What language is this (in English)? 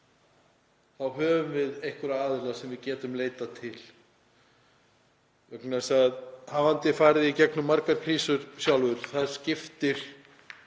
Icelandic